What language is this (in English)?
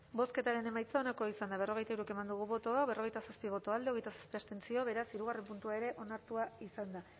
Basque